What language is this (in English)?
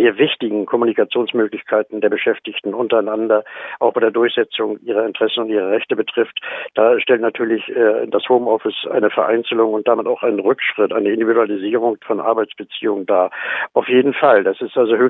German